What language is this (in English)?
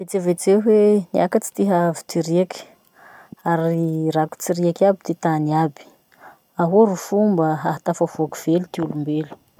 Masikoro Malagasy